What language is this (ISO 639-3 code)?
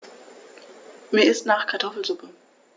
deu